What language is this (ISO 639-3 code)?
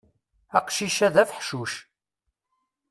kab